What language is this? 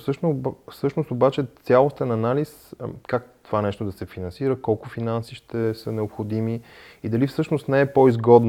Bulgarian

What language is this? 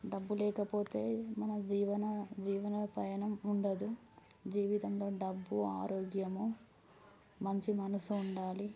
Telugu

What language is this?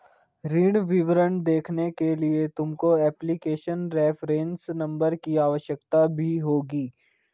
Hindi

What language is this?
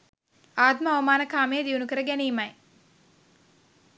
Sinhala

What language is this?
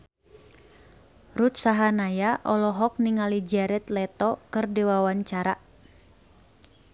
Sundanese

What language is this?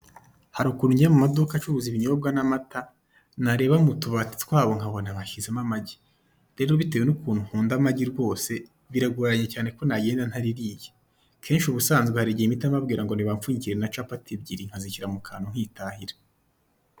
Kinyarwanda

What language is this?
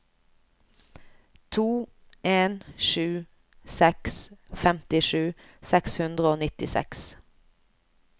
Norwegian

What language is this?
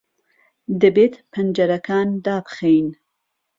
Central Kurdish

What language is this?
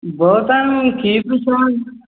Sanskrit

